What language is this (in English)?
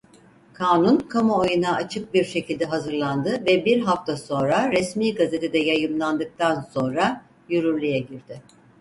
Turkish